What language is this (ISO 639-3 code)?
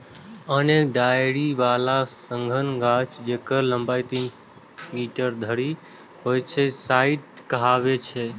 mai